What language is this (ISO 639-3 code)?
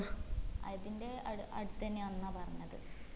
mal